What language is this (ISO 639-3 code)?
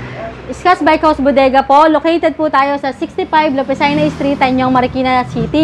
fil